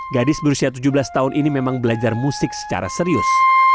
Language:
Indonesian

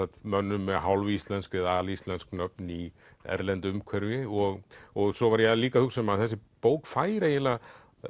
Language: Icelandic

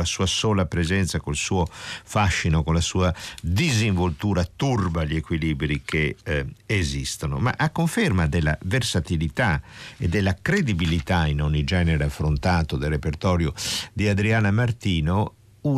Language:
Italian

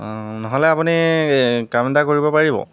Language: Assamese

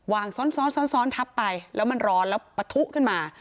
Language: Thai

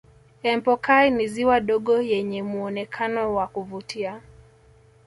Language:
Swahili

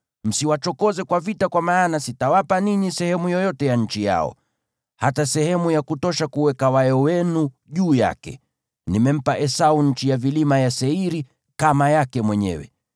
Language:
Swahili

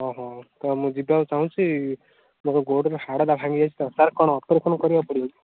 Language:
Odia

